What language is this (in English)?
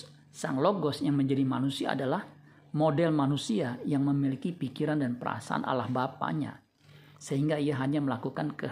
Indonesian